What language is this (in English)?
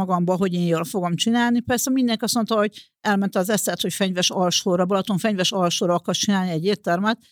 Hungarian